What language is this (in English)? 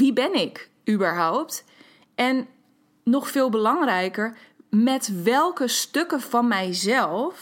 Dutch